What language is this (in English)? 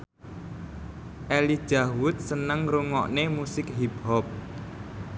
Javanese